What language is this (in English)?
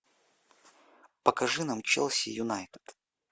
Russian